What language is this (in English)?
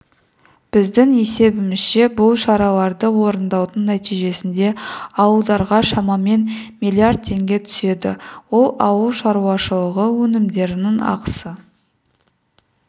Kazakh